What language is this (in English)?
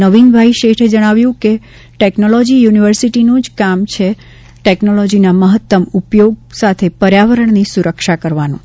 Gujarati